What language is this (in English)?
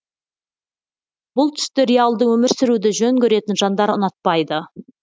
Kazakh